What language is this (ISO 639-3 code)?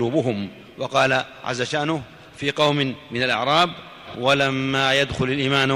ara